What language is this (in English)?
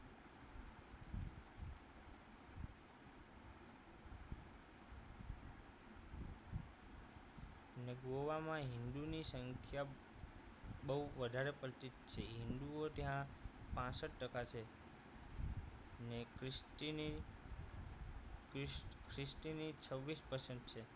Gujarati